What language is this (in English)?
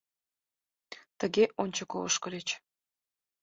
Mari